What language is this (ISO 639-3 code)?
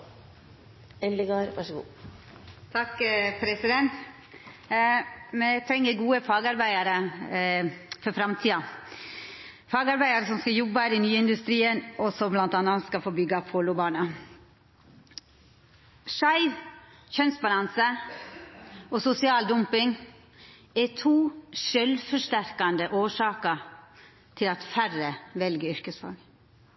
nno